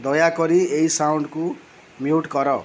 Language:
Odia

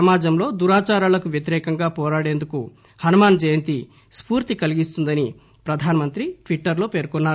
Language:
Telugu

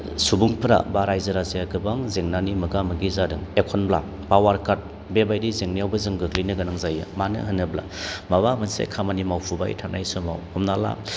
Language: Bodo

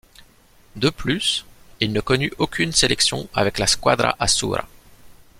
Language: French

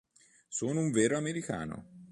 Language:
Italian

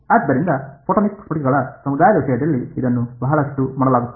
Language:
Kannada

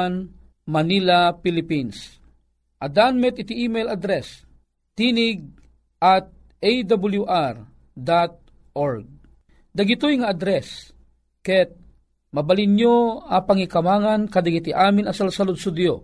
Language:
Filipino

